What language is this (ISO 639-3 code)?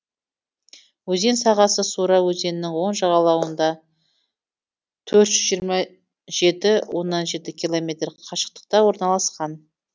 kaz